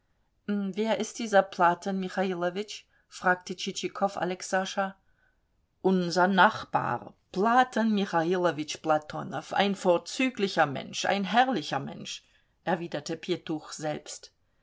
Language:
German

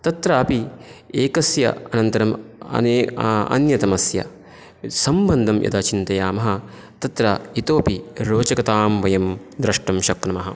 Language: Sanskrit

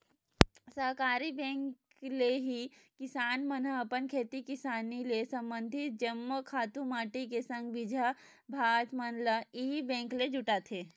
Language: Chhattisgarhi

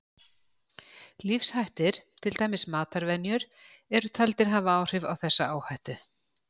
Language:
Icelandic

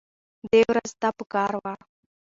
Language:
Pashto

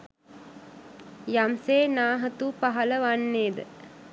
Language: Sinhala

